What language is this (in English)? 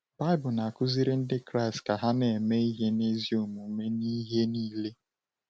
Igbo